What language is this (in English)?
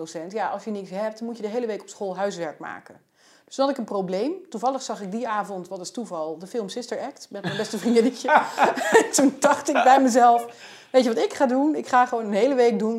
Dutch